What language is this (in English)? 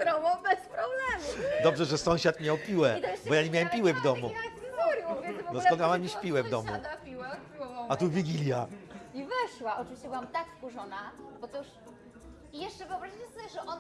Polish